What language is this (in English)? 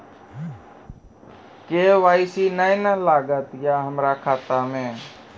Maithili